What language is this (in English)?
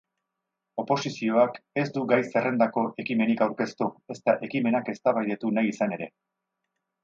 Basque